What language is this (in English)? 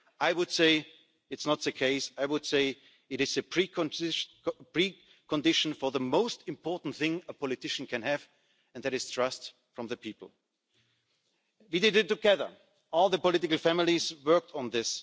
English